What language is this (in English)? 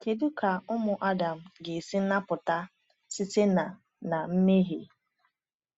Igbo